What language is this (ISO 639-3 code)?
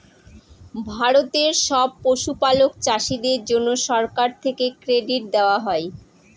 ben